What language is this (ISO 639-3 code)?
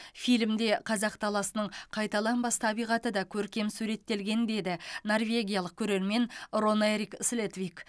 kaz